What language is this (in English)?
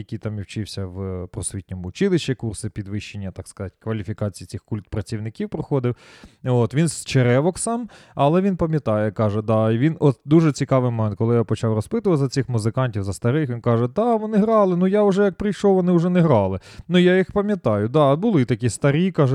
Ukrainian